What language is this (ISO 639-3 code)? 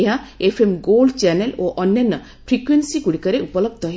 ori